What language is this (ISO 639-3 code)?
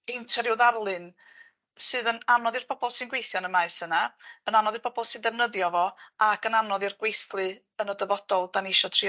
cym